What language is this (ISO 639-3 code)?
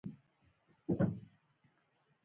pus